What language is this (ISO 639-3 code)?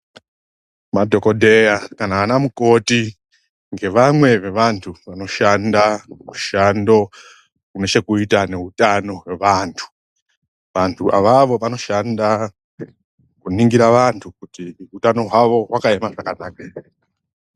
ndc